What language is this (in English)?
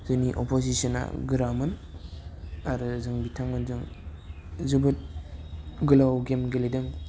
Bodo